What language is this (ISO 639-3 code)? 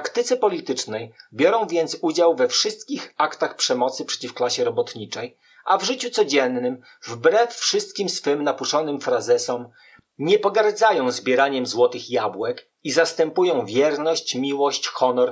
pol